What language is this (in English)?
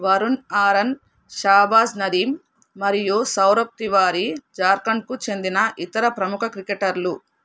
Telugu